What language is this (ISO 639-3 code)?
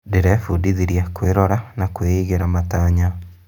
kik